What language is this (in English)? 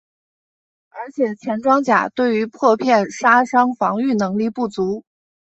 Chinese